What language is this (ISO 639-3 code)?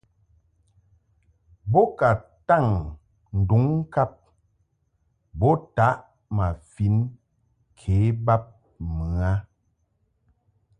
mhk